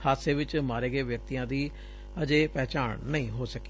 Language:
Punjabi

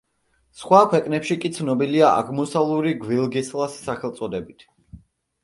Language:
Georgian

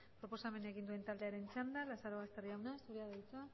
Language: Basque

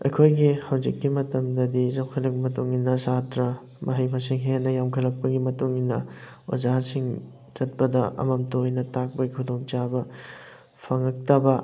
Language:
Manipuri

